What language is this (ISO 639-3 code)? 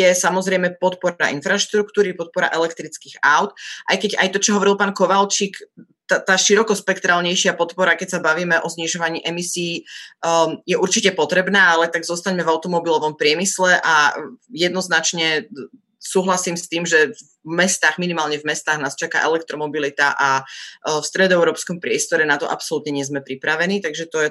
slk